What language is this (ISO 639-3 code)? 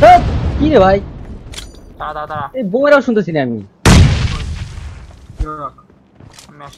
kor